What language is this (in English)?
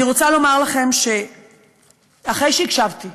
Hebrew